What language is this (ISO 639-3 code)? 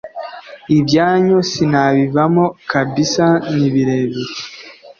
kin